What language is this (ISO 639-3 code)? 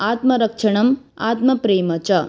san